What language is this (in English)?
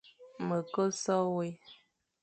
Fang